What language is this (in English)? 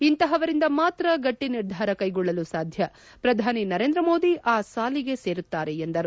Kannada